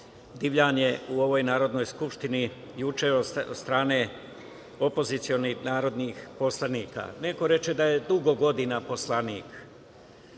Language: Serbian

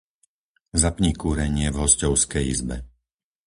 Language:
Slovak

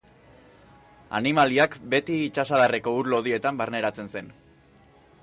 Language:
Basque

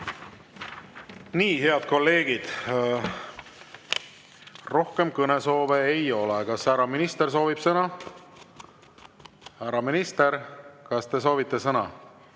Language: Estonian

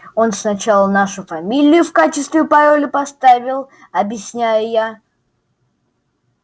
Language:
Russian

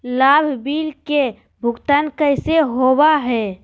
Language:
Magahi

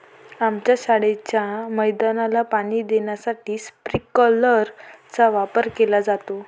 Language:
Marathi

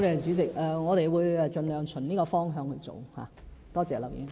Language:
Cantonese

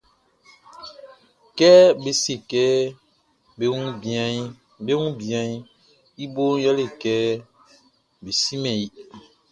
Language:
Baoulé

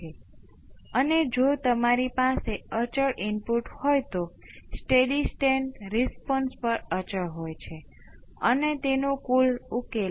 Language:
Gujarati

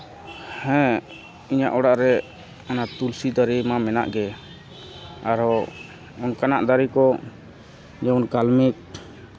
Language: Santali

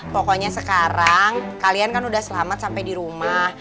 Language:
Indonesian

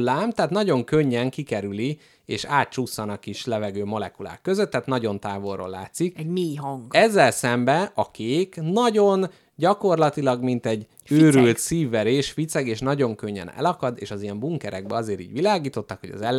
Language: Hungarian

